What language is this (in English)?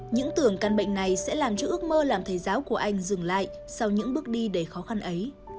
Vietnamese